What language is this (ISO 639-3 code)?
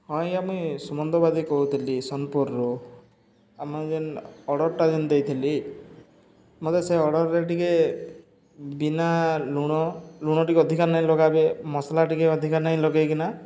ori